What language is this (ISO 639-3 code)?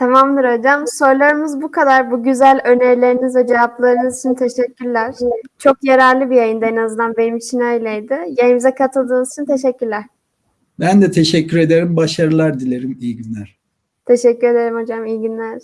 tur